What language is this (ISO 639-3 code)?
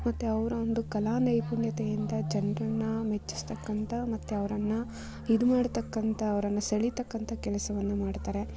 kan